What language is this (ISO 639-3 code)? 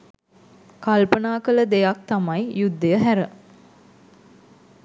sin